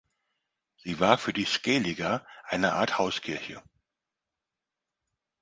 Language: German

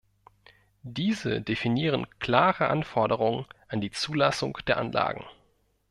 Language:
German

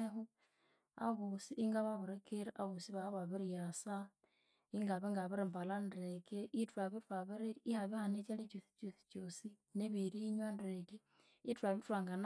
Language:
Konzo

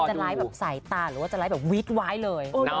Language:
Thai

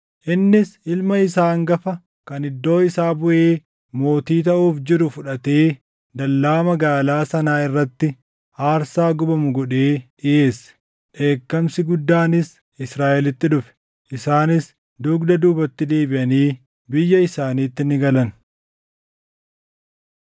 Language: Oromo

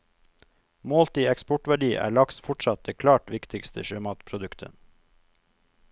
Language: Norwegian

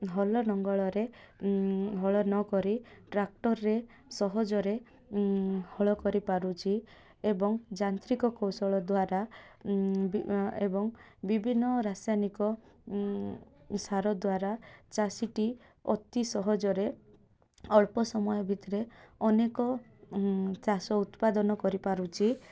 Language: Odia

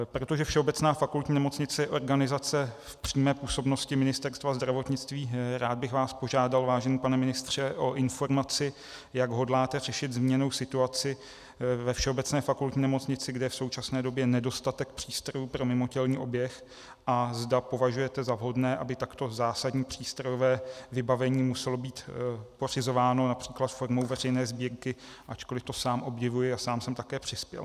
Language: Czech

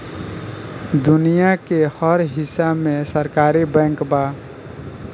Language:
Bhojpuri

